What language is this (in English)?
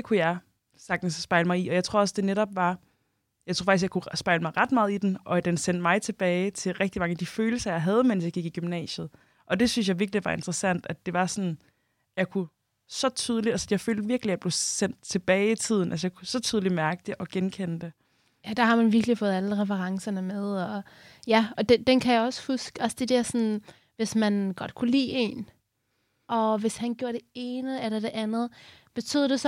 Danish